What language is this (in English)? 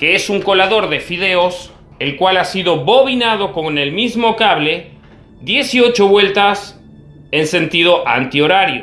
Spanish